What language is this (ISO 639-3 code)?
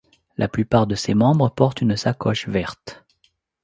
fra